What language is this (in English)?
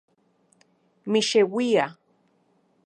Central Puebla Nahuatl